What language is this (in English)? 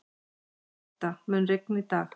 Icelandic